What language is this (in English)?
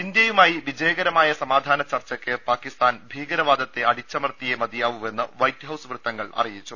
Malayalam